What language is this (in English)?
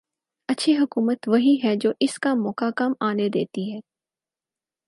Urdu